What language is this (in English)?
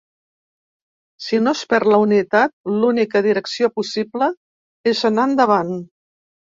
Catalan